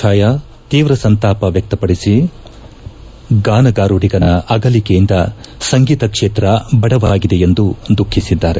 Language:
Kannada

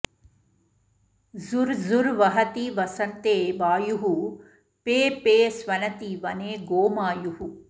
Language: Sanskrit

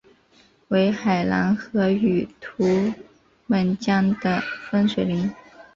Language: Chinese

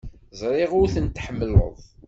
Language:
Kabyle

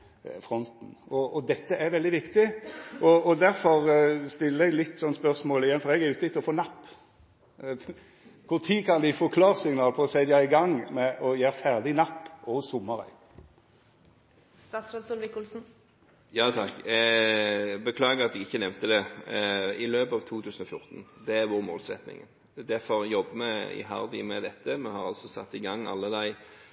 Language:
Norwegian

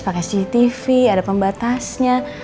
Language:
Indonesian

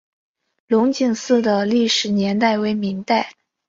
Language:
Chinese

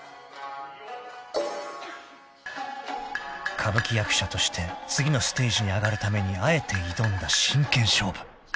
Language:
Japanese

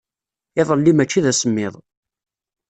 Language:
Kabyle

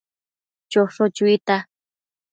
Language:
Matsés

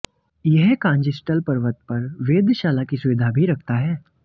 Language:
Hindi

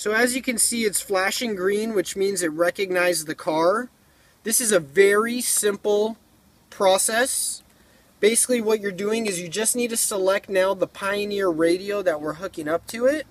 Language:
English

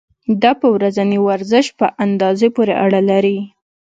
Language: Pashto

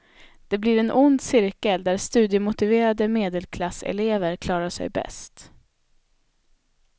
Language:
Swedish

